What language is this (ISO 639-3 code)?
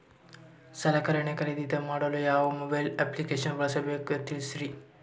kan